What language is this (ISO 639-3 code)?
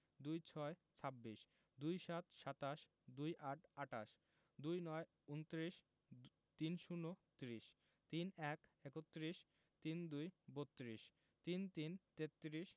ben